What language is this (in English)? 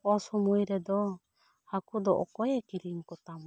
Santali